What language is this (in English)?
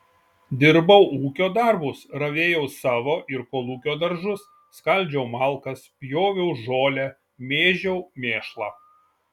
Lithuanian